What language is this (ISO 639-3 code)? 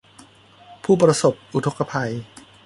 tha